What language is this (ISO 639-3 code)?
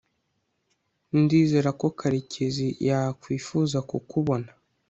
kin